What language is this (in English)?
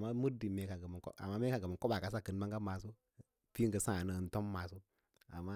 Lala-Roba